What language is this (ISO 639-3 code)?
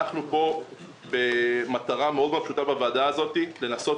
heb